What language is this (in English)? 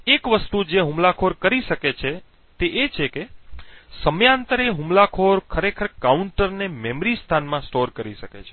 Gujarati